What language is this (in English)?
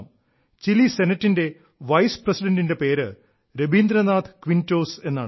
Malayalam